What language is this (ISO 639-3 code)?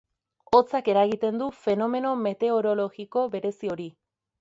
eus